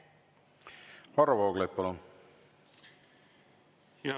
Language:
Estonian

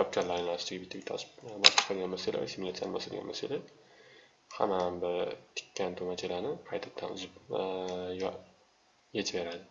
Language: Turkish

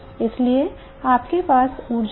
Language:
Hindi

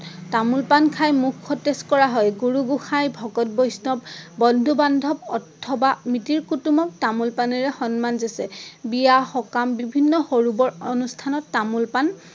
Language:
Assamese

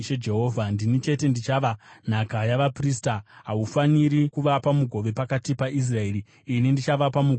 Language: Shona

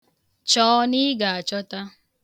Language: Igbo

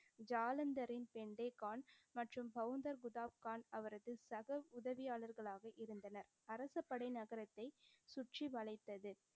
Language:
Tamil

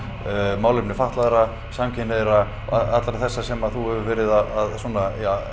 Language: Icelandic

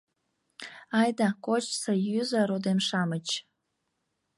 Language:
Mari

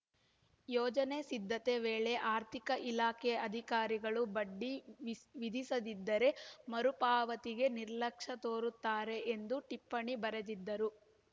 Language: Kannada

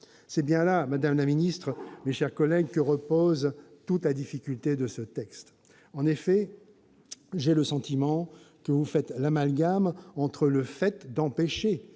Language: French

